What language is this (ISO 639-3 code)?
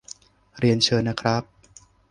tha